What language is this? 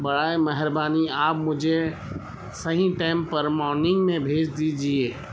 Urdu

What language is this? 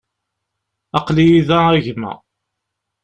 Kabyle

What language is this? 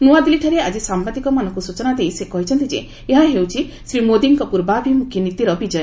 Odia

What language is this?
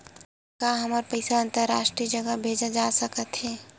Chhattisgarhi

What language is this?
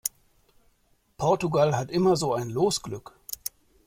German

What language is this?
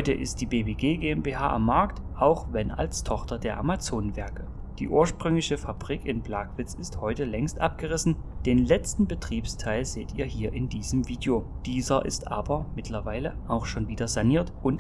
German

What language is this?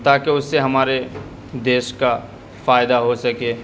Urdu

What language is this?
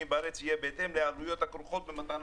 Hebrew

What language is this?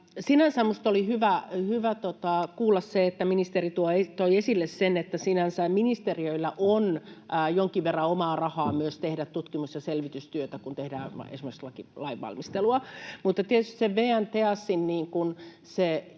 Finnish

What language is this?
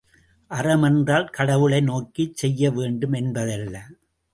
Tamil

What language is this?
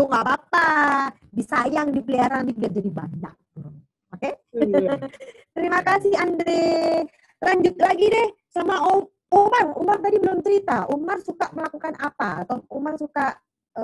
Indonesian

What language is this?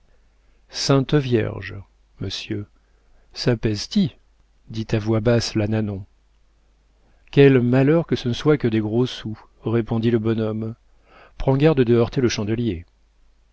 French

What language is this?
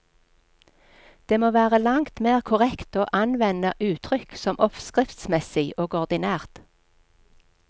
Norwegian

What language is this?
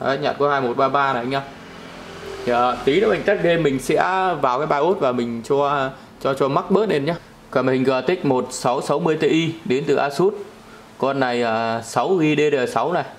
Vietnamese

